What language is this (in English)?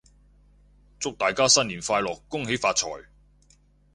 Cantonese